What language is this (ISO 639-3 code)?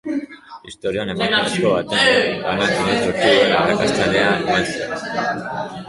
eus